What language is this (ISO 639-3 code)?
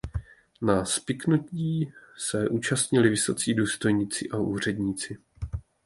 ces